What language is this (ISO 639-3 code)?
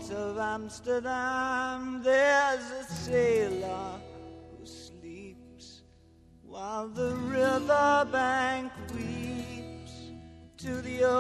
hrv